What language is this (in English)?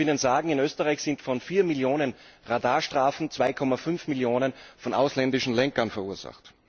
German